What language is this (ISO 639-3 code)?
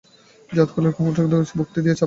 ben